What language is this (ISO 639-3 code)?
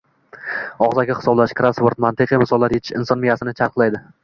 uzb